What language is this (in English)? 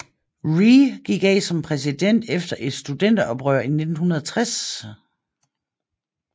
Danish